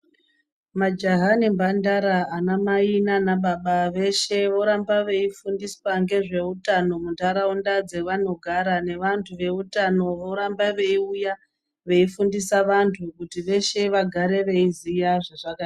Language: Ndau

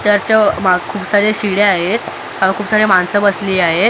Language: Marathi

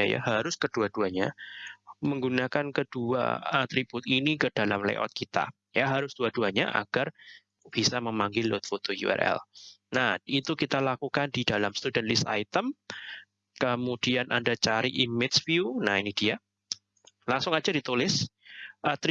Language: Indonesian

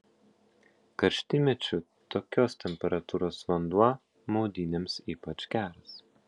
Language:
Lithuanian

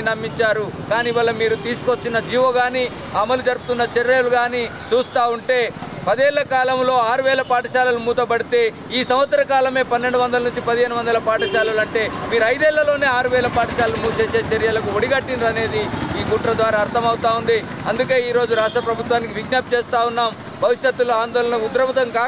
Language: Telugu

